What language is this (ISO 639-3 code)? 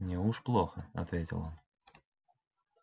rus